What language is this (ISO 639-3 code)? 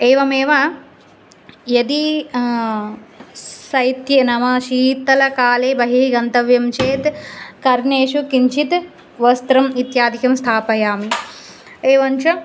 san